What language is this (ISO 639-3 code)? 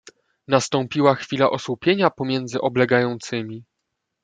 pol